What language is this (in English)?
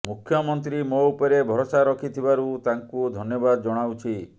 Odia